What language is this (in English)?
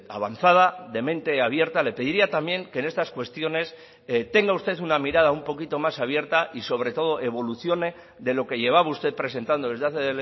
Spanish